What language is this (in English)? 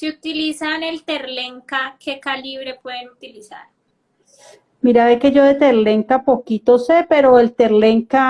Spanish